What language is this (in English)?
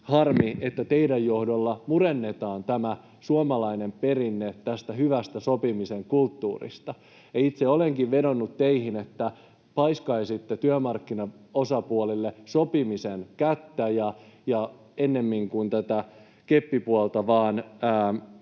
Finnish